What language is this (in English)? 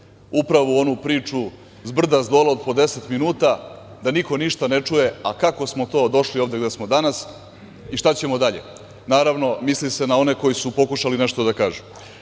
Serbian